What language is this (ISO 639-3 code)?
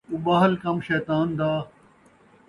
skr